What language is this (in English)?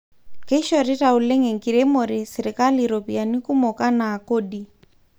Masai